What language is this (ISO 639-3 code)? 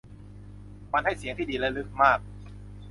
tha